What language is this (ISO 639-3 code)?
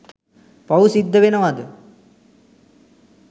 sin